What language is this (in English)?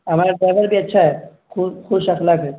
Urdu